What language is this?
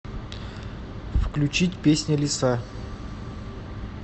Russian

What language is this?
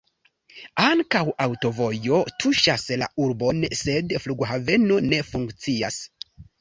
Esperanto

